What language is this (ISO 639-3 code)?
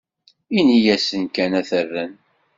kab